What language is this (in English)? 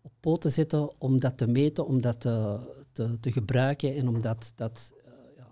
Dutch